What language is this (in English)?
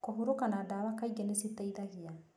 Kikuyu